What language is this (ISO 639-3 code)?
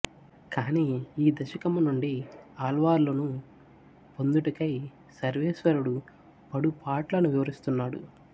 tel